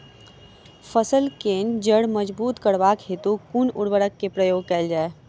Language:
Maithili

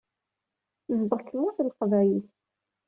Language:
Kabyle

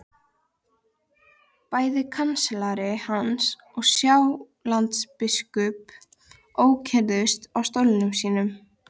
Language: Icelandic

